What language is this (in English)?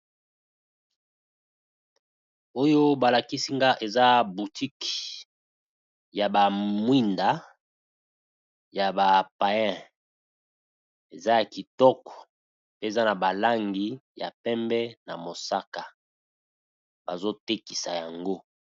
Lingala